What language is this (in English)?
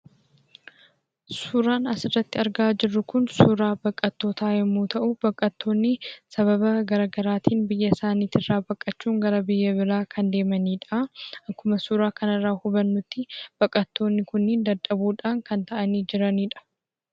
Oromo